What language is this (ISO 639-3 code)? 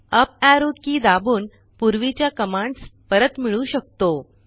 mar